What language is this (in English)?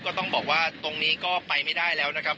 Thai